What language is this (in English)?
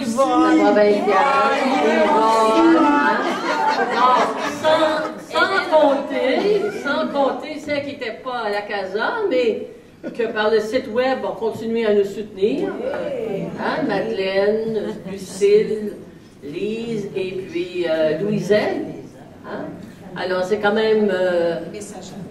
French